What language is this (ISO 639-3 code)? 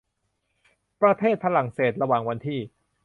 tha